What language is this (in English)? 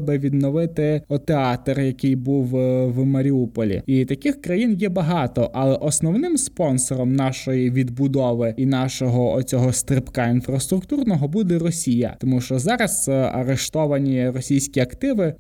Ukrainian